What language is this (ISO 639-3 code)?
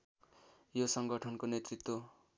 nep